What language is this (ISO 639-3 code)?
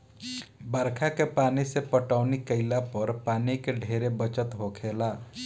bho